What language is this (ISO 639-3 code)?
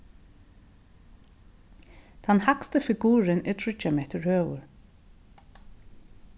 fao